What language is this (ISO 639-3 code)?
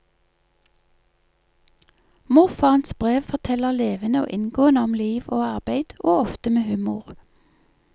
nor